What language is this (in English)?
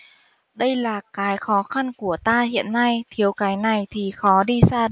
Vietnamese